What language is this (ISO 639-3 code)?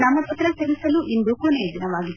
kan